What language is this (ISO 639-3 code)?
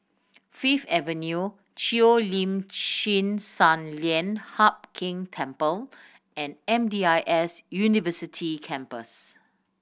eng